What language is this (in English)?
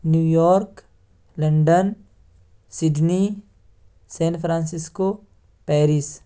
Urdu